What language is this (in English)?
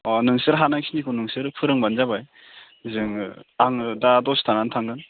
Bodo